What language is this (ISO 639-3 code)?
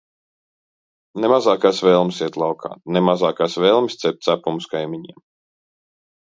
lav